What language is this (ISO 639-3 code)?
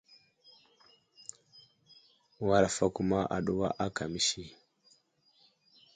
udl